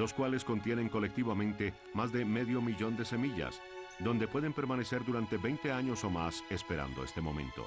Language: Spanish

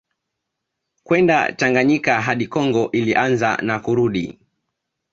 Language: Swahili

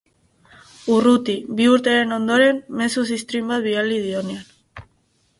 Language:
Basque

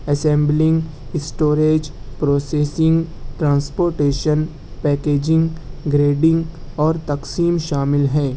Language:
Urdu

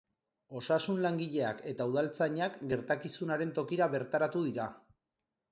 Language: Basque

